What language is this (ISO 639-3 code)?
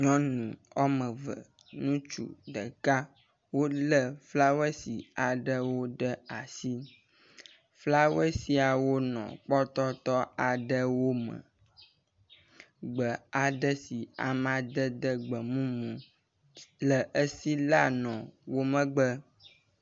ewe